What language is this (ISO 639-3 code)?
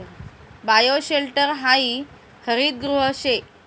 mar